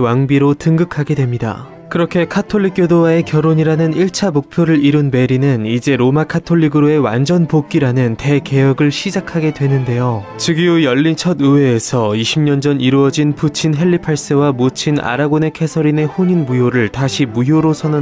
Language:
Korean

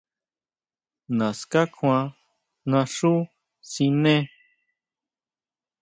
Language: Huautla Mazatec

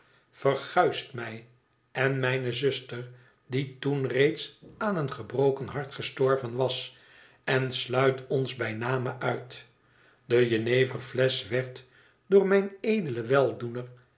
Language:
Dutch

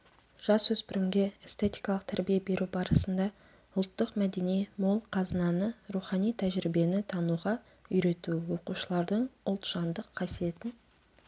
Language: Kazakh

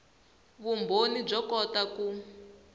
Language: Tsonga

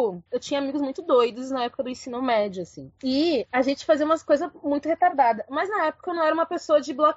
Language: Portuguese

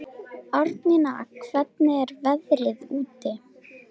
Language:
Icelandic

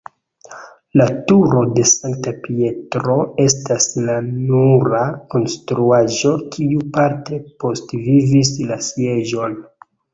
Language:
Esperanto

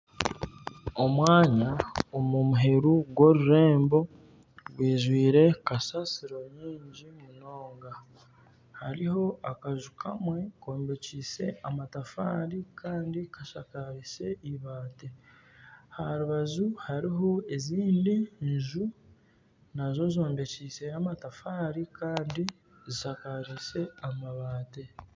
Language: Nyankole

